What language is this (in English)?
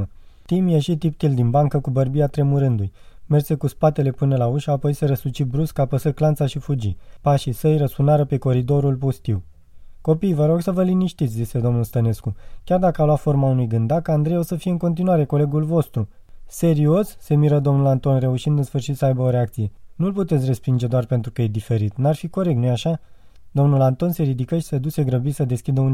Romanian